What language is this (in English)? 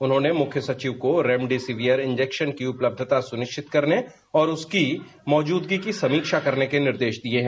Hindi